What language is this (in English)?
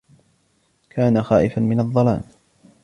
Arabic